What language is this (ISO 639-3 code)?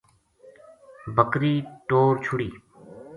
gju